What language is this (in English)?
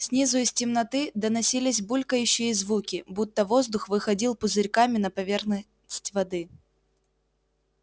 Russian